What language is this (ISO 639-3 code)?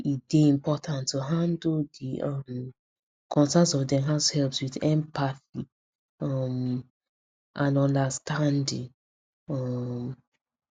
pcm